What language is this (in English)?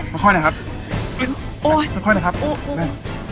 Thai